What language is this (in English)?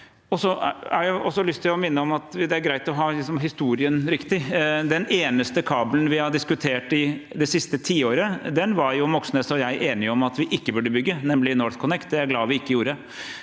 Norwegian